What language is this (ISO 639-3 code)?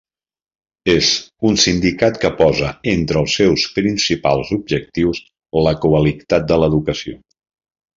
cat